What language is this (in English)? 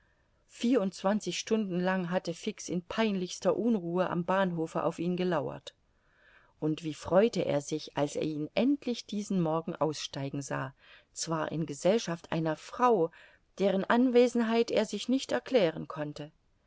German